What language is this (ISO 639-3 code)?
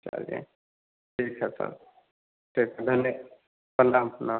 hin